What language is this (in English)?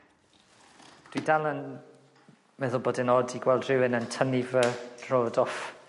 Welsh